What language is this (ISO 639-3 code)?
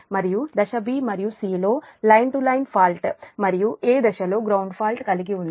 tel